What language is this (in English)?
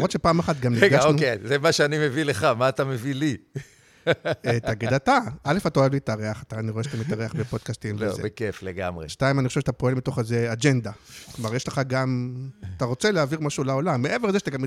Hebrew